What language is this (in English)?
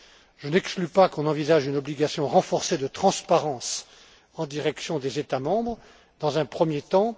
French